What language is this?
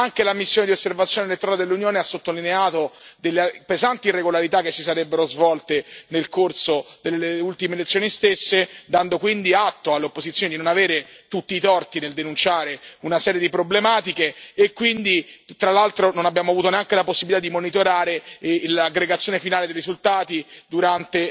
Italian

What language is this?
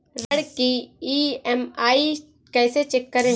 Hindi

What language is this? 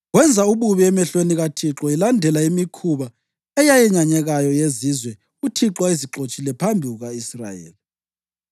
North Ndebele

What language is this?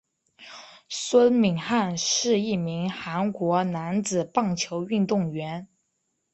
Chinese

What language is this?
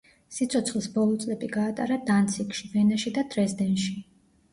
Georgian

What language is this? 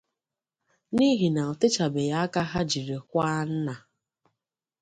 Igbo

